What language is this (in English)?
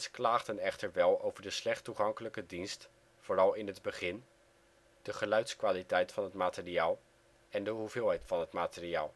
Dutch